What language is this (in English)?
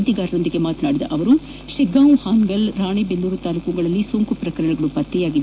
Kannada